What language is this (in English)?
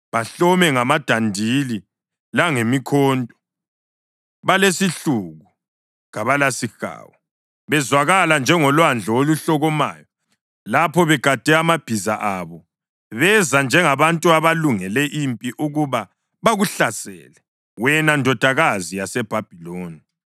North Ndebele